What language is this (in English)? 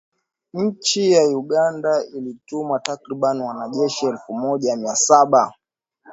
Swahili